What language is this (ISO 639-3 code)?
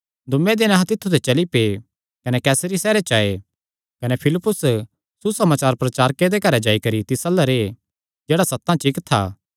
xnr